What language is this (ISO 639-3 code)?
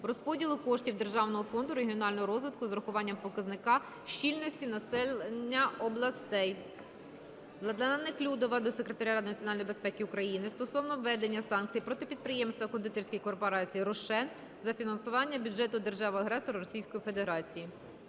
ukr